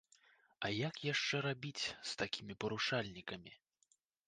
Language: Belarusian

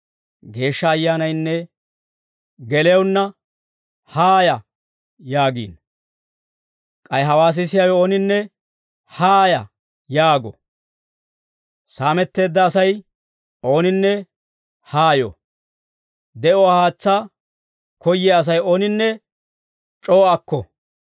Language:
Dawro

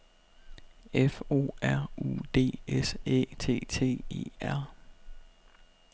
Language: Danish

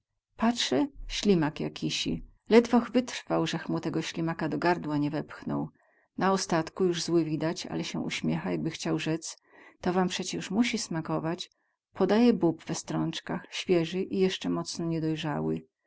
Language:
Polish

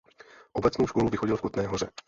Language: Czech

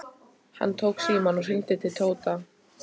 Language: Icelandic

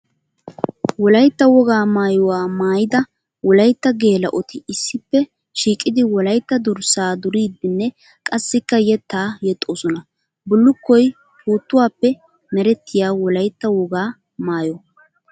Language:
Wolaytta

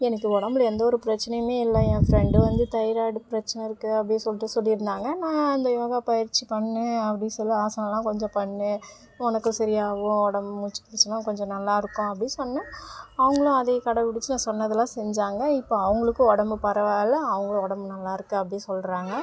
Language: Tamil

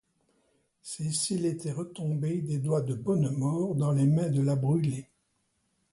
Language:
French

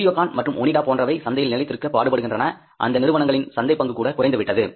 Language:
Tamil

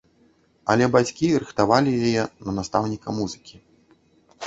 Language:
Belarusian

